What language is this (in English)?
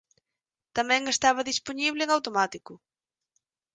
Galician